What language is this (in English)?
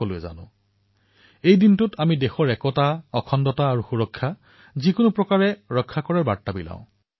Assamese